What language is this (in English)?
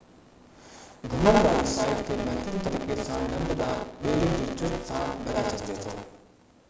Sindhi